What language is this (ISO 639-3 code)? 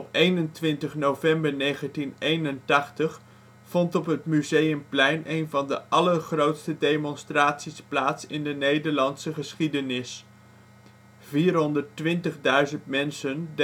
nld